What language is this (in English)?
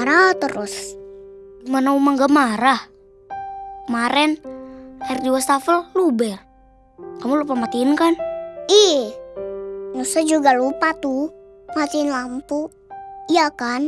Indonesian